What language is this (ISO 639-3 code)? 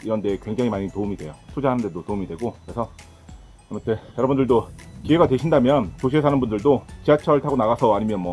kor